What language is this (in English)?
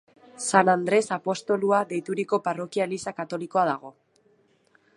Basque